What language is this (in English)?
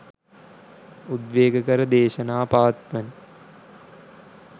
Sinhala